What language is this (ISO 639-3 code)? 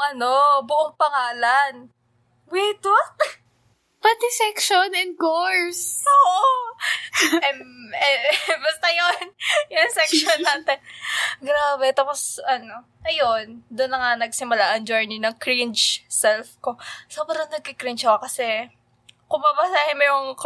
fil